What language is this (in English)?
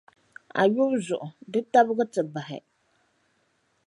Dagbani